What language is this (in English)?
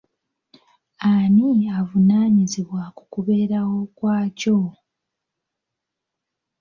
Ganda